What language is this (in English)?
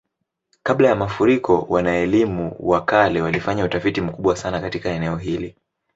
Swahili